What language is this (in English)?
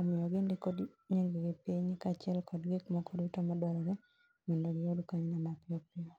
Luo (Kenya and Tanzania)